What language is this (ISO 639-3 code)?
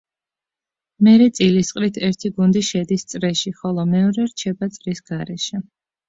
kat